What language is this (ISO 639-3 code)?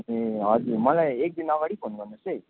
nep